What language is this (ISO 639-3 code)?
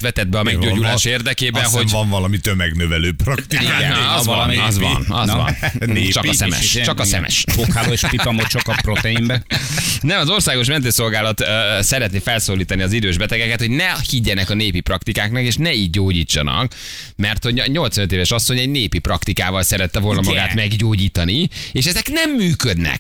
hun